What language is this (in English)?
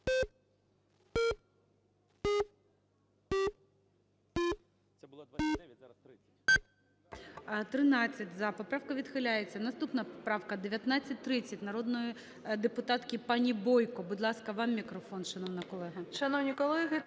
Ukrainian